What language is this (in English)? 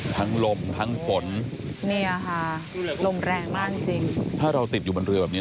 Thai